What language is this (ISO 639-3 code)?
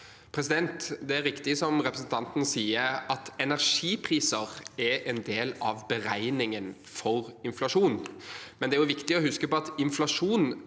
nor